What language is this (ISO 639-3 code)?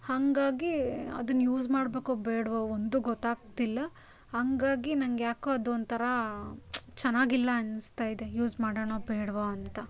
kan